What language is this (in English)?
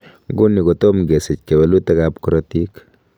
Kalenjin